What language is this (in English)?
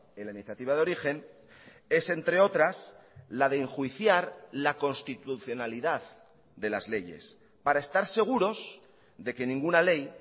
Spanish